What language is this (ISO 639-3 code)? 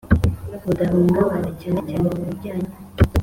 kin